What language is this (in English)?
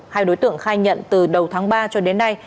Vietnamese